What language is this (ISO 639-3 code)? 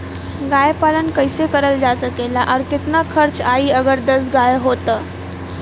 bho